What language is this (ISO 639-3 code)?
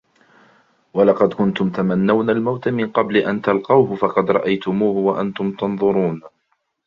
ara